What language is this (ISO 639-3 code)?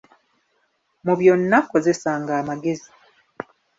lug